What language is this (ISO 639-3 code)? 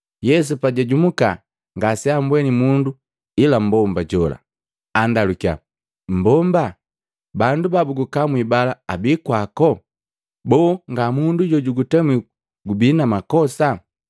mgv